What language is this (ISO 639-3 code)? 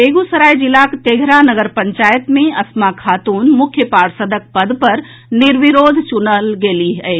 mai